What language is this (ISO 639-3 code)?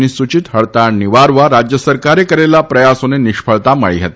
guj